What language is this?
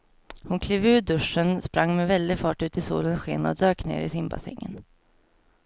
Swedish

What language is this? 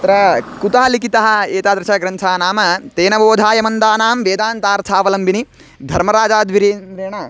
Sanskrit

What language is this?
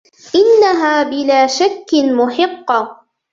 Arabic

